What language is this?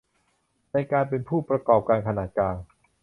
Thai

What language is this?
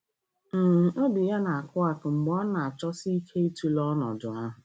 Igbo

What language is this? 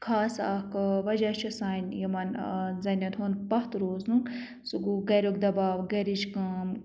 Kashmiri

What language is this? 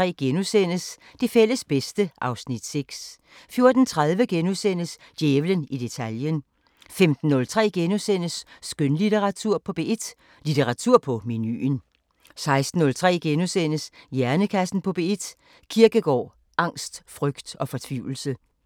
Danish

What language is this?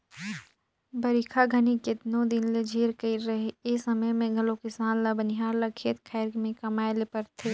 Chhattisgarhi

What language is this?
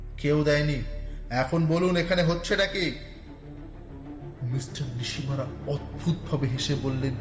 Bangla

